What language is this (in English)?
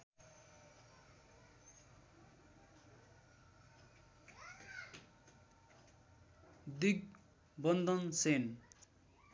Nepali